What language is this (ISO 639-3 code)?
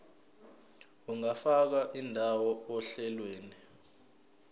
zul